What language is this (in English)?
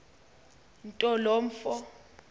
Xhosa